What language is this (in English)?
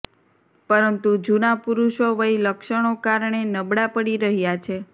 Gujarati